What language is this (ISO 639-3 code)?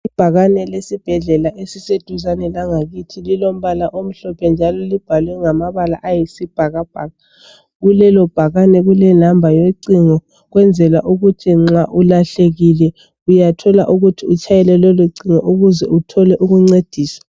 nde